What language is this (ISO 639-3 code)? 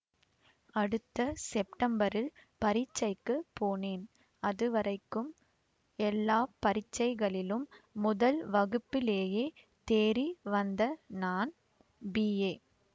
tam